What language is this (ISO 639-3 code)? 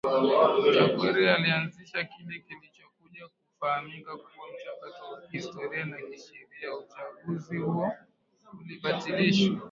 swa